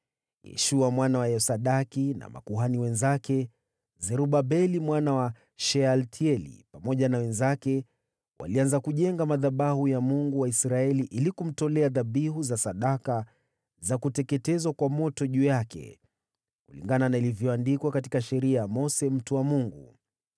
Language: Swahili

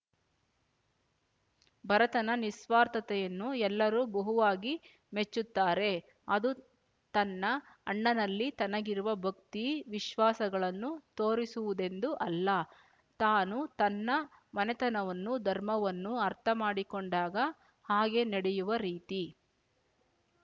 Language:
Kannada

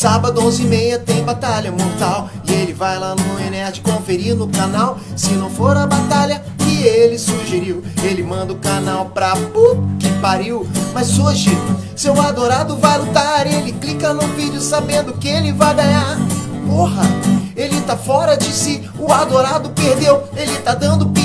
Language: Portuguese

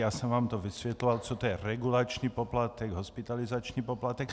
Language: Czech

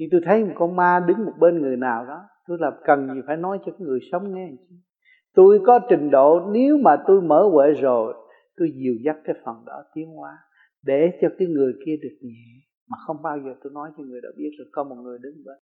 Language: Vietnamese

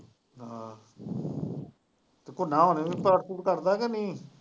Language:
Punjabi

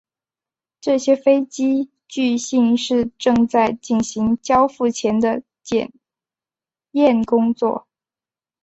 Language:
Chinese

